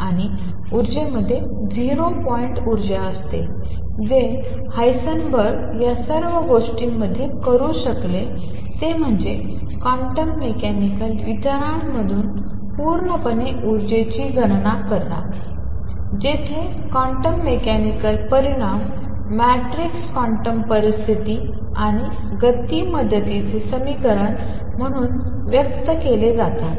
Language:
Marathi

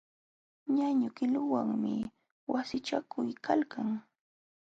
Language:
Jauja Wanca Quechua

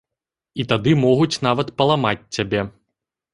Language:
Belarusian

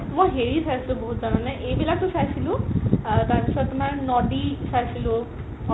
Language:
Assamese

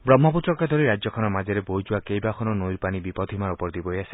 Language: Assamese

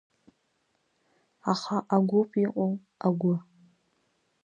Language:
Abkhazian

